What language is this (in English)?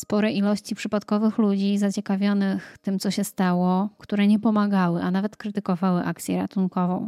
Polish